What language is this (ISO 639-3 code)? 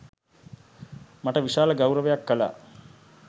sin